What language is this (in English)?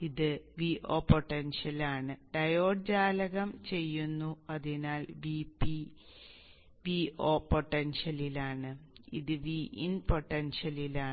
Malayalam